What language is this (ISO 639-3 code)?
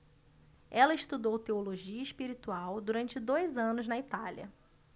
por